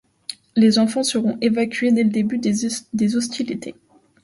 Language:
French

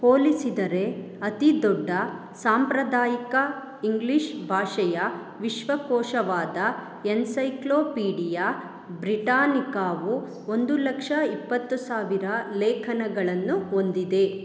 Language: Kannada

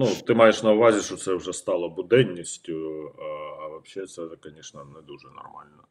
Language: Ukrainian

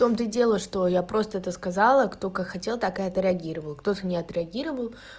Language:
Russian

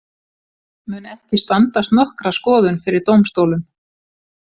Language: Icelandic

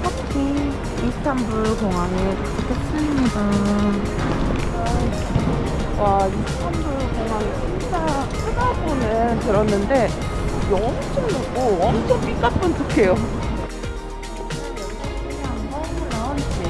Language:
Korean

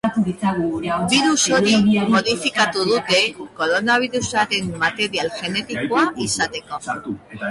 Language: Basque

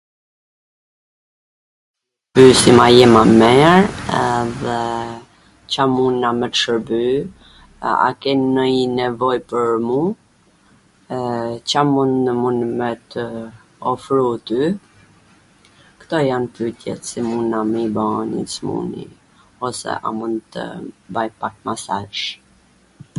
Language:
Gheg Albanian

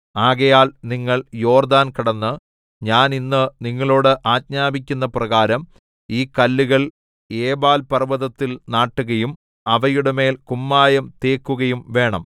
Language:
Malayalam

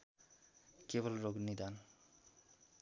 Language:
Nepali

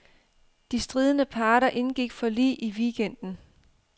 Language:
Danish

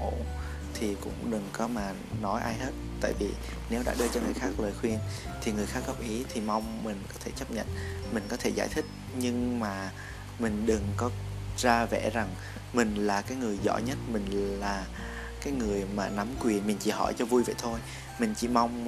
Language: Vietnamese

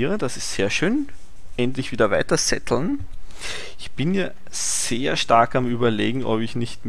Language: German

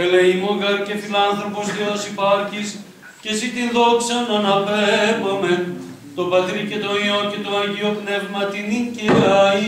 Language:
Greek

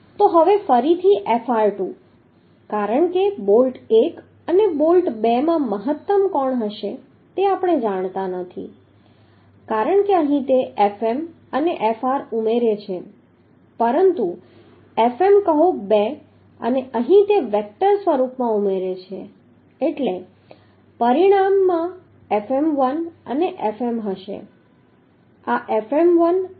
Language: Gujarati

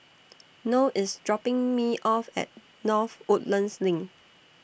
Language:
English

